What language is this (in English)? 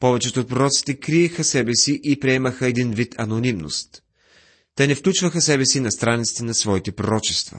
Bulgarian